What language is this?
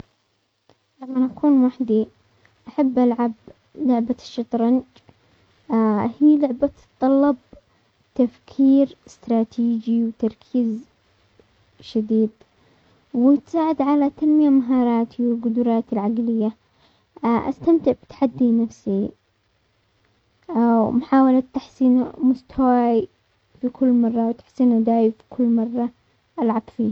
Omani Arabic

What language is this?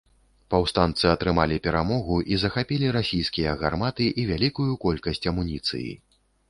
Belarusian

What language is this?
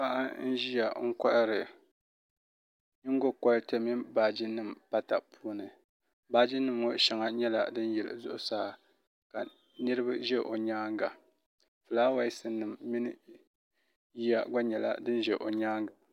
Dagbani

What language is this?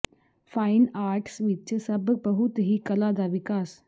Punjabi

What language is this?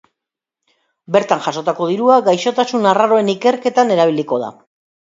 Basque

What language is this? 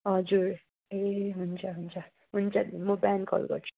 Nepali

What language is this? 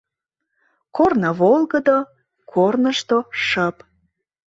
Mari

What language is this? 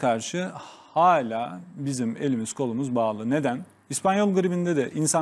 Turkish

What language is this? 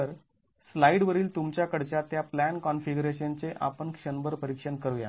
Marathi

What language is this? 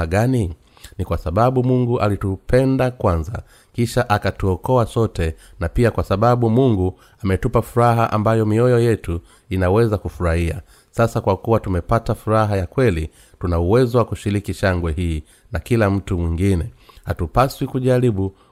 Swahili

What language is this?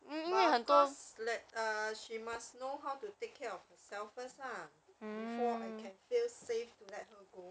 English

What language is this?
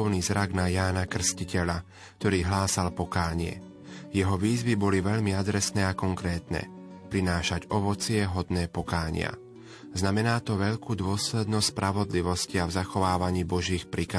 Slovak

